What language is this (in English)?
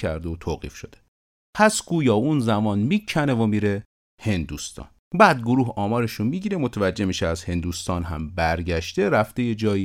Persian